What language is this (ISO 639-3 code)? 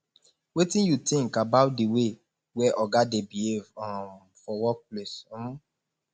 pcm